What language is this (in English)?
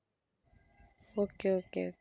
Tamil